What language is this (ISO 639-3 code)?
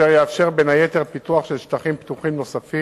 heb